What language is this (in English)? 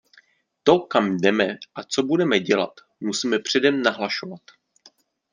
Czech